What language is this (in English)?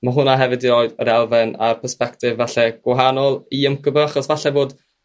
Welsh